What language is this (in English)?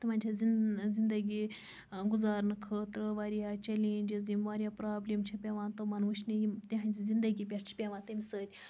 Kashmiri